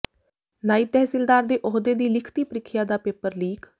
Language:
Punjabi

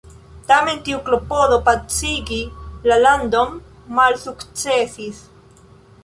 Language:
Esperanto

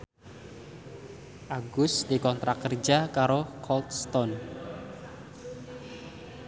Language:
Javanese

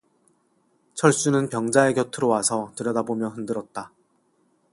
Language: Korean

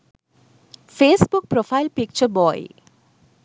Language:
Sinhala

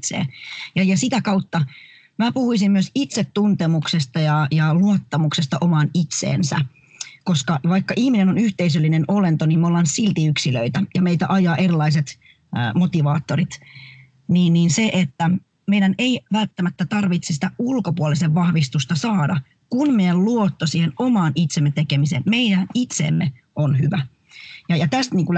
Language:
Finnish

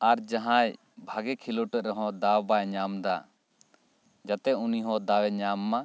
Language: Santali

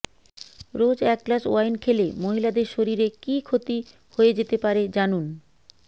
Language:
Bangla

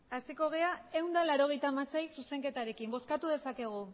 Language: Basque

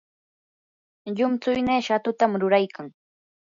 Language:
Yanahuanca Pasco Quechua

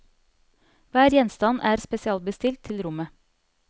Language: Norwegian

